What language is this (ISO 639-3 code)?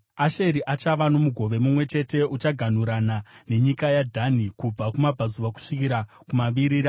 sna